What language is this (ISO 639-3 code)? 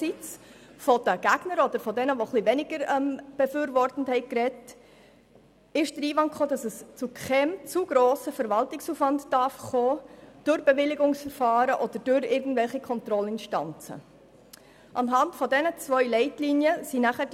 gsw